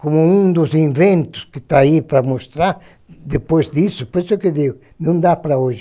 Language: Portuguese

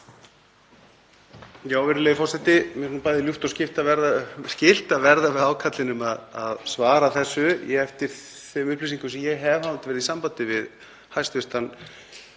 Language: Icelandic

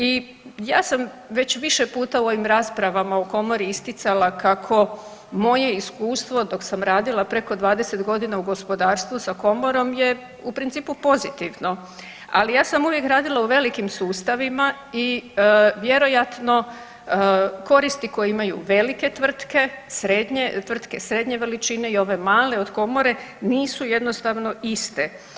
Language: Croatian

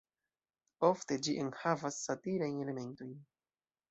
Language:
Esperanto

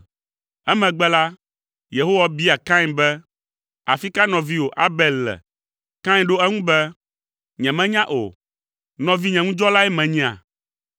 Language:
Ewe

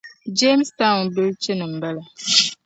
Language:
Dagbani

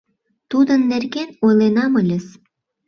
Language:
Mari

